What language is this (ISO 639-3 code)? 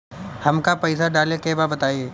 bho